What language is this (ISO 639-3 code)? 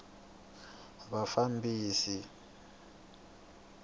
tso